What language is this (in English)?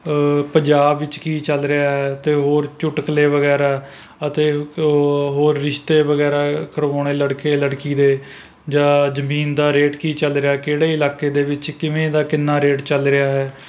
Punjabi